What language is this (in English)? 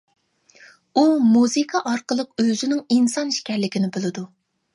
Uyghur